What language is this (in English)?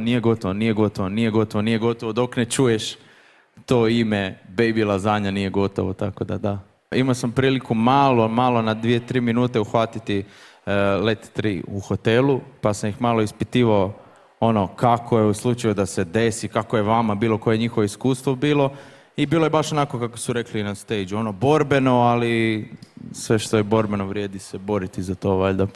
Croatian